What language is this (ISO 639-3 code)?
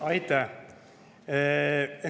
est